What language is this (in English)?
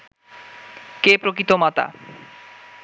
Bangla